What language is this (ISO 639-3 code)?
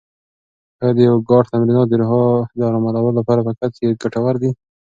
pus